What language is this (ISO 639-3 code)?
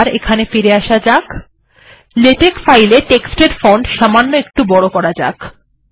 ben